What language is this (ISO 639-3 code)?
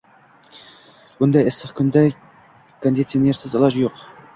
uzb